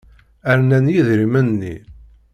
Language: Kabyle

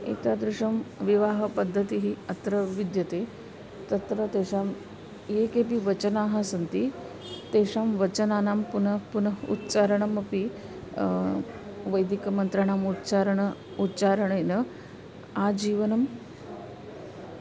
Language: Sanskrit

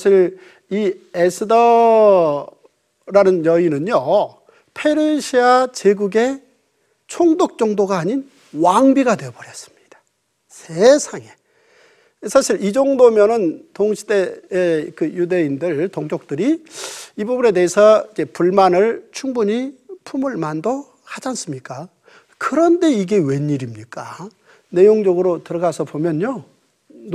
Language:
Korean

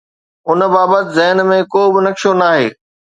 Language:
Sindhi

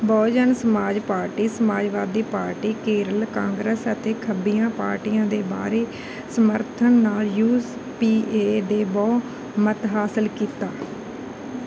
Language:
Punjabi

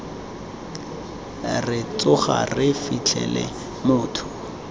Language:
Tswana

